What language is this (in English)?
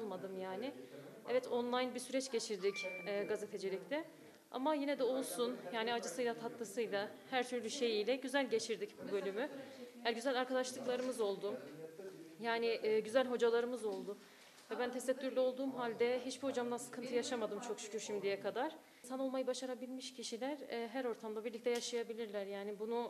Turkish